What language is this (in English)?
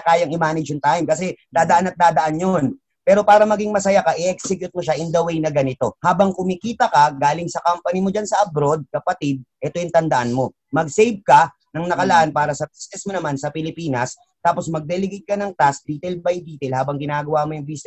Filipino